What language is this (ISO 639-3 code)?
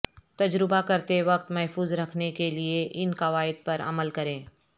urd